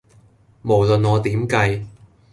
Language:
Cantonese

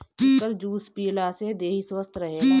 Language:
Bhojpuri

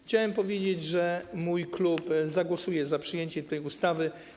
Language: Polish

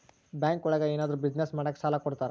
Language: Kannada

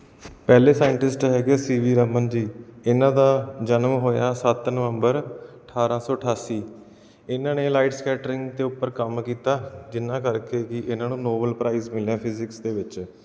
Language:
Punjabi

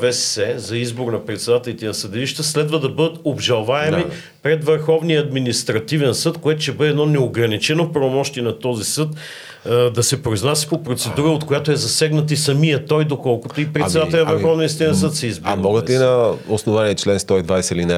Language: Bulgarian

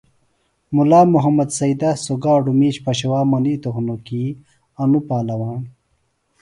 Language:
Phalura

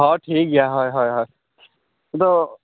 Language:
Santali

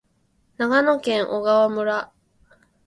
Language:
Japanese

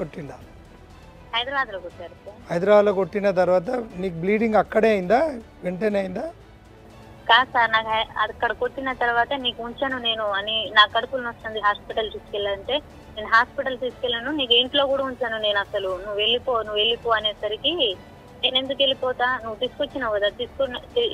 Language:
Telugu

